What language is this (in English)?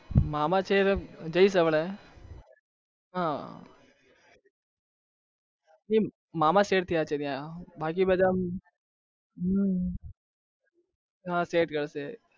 Gujarati